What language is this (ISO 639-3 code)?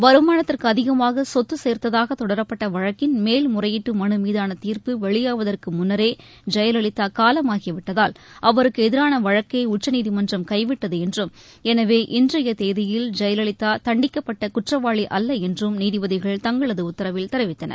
tam